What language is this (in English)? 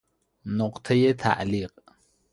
Persian